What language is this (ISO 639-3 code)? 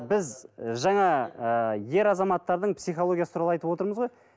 kaz